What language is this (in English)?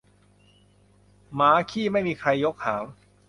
Thai